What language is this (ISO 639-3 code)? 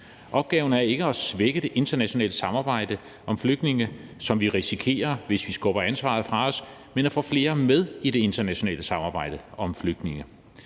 dan